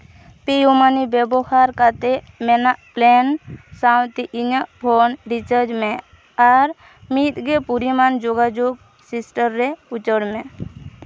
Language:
Santali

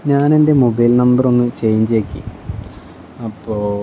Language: Malayalam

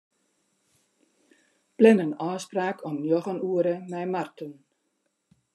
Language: Western Frisian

